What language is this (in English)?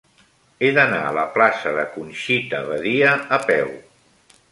Catalan